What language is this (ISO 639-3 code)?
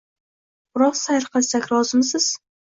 uzb